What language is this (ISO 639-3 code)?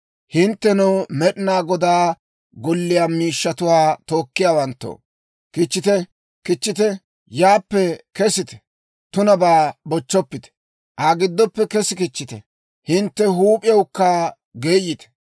dwr